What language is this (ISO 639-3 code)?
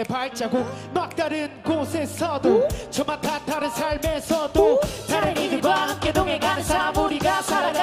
kor